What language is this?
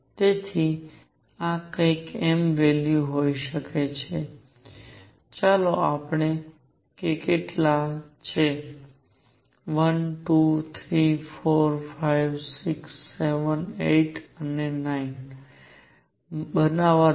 Gujarati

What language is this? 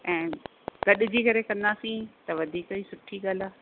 Sindhi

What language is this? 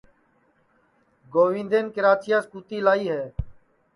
Sansi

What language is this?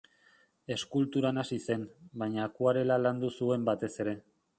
Basque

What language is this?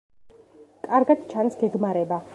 Georgian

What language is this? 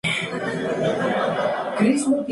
Spanish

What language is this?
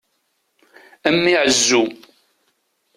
Kabyle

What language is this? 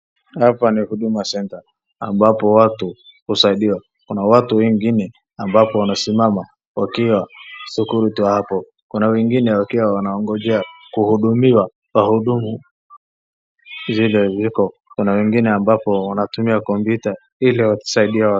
Swahili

